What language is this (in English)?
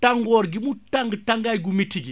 Wolof